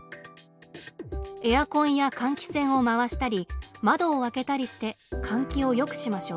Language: Japanese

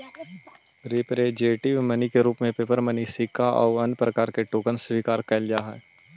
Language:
Magahi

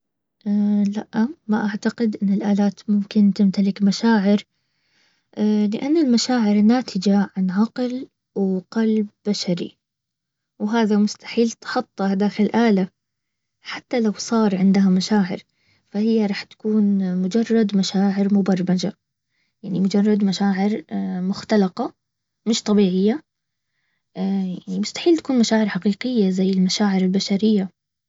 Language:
Baharna Arabic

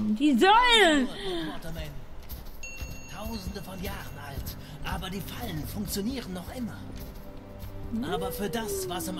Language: German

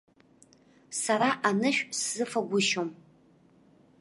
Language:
Abkhazian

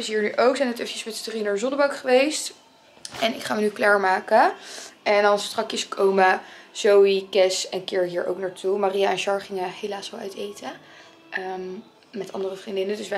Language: Dutch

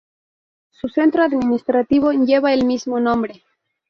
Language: Spanish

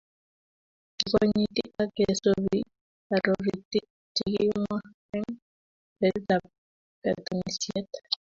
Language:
Kalenjin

